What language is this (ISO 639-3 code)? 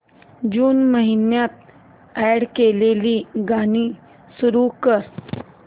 mar